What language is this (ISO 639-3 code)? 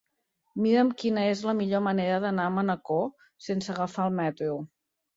cat